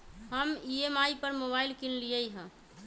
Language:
Magahi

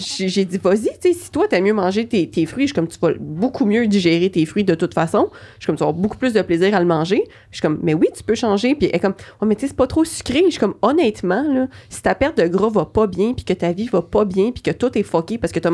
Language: French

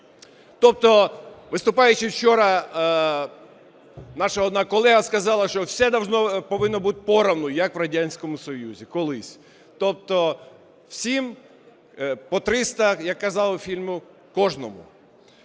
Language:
Ukrainian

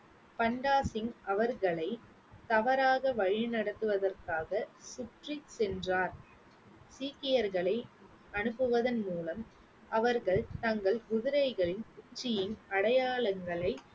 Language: Tamil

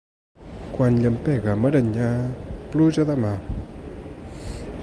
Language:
Catalan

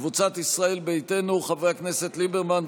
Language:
Hebrew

